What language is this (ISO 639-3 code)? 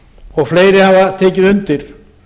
isl